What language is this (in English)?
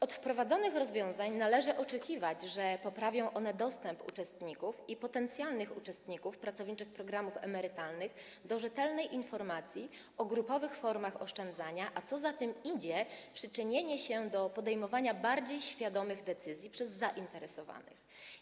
Polish